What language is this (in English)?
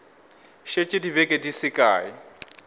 Northern Sotho